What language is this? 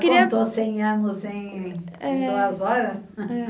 Portuguese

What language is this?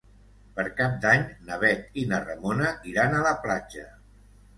Catalan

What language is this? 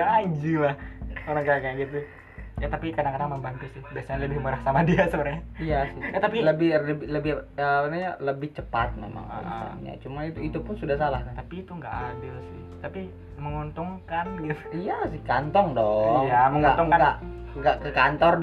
Indonesian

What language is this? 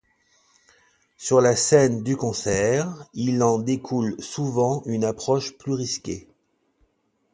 French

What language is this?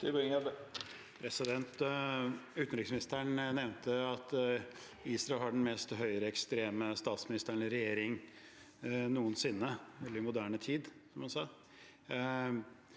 Norwegian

